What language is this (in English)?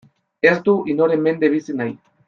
Basque